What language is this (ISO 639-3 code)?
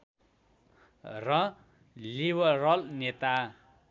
nep